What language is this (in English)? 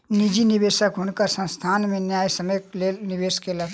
Maithili